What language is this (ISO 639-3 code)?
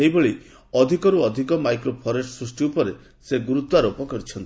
ori